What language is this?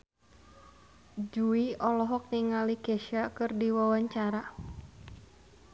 Sundanese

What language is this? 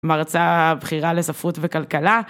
Hebrew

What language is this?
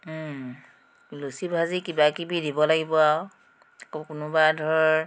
Assamese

